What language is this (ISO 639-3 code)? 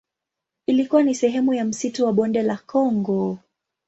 swa